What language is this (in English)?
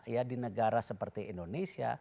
Indonesian